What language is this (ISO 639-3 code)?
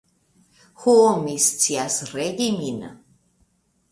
epo